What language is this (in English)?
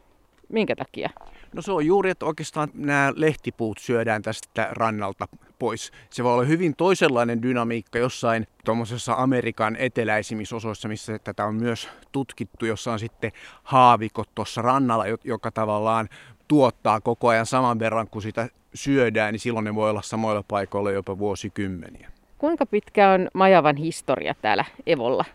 Finnish